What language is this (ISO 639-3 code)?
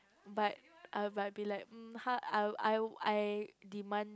eng